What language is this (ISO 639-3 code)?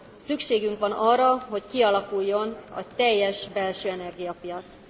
hun